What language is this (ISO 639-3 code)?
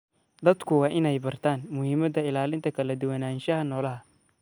som